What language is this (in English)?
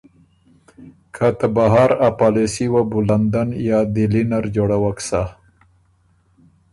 Ormuri